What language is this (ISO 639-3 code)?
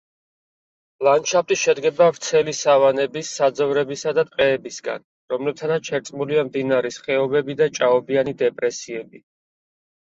kat